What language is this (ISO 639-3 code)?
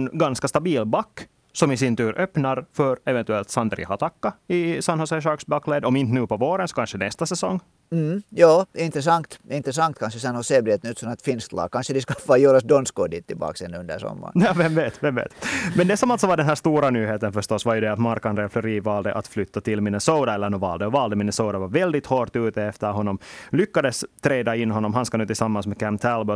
swe